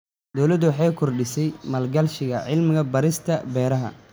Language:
Somali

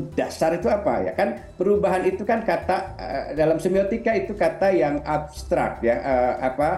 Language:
Indonesian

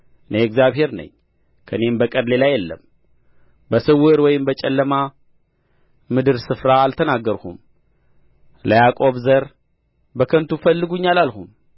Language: Amharic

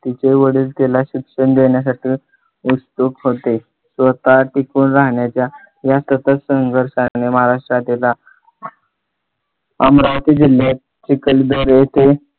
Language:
Marathi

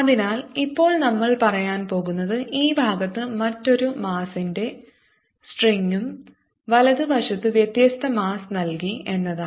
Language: Malayalam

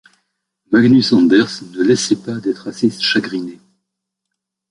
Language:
French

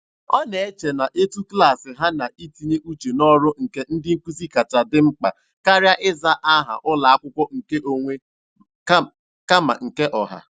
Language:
Igbo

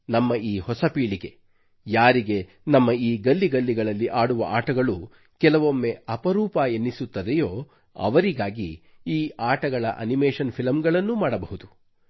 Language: Kannada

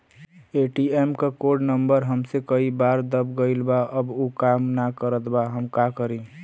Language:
Bhojpuri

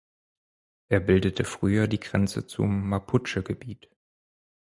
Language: German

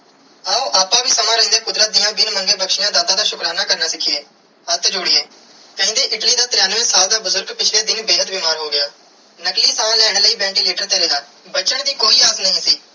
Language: Punjabi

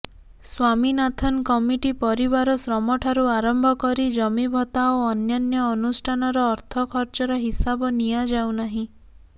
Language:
Odia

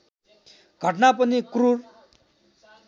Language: Nepali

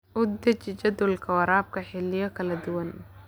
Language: Somali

